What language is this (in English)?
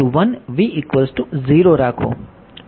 Gujarati